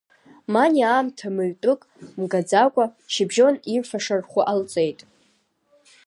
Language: Abkhazian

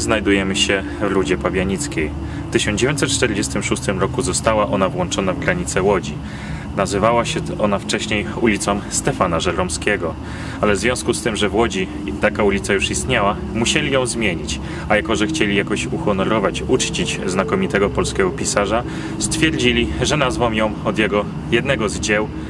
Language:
Polish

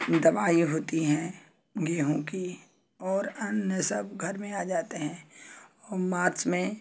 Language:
Hindi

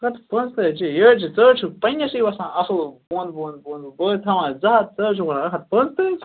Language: Kashmiri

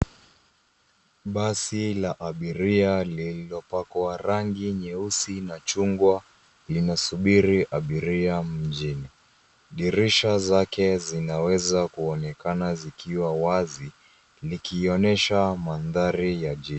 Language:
Swahili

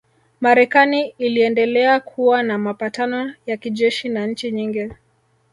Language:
Swahili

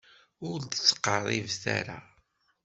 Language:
Kabyle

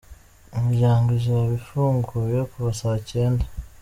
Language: Kinyarwanda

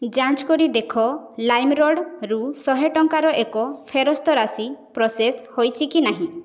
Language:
Odia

